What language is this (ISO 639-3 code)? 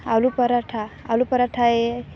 guj